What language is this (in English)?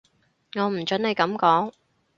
Cantonese